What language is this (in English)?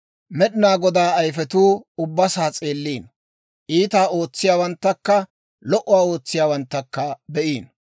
Dawro